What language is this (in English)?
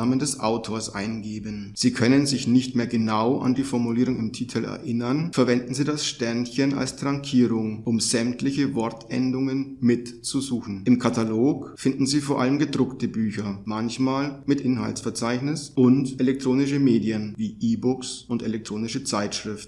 German